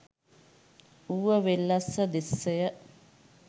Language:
Sinhala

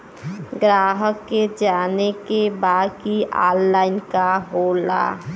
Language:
Bhojpuri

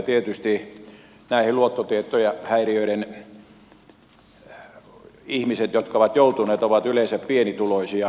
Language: Finnish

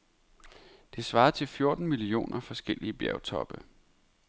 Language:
Danish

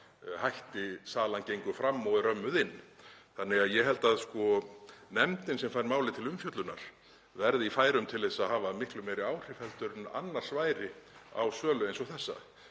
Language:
Icelandic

